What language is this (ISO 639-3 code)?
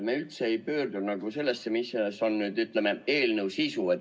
est